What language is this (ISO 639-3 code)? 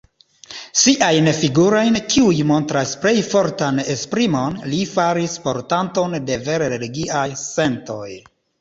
epo